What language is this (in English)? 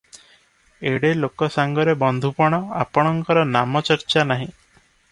Odia